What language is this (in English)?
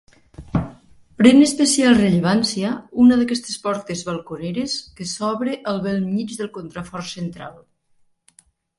Catalan